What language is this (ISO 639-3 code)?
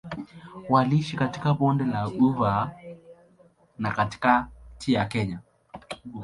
swa